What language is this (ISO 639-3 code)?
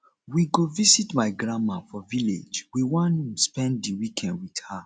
pcm